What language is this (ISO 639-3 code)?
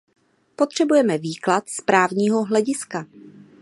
ces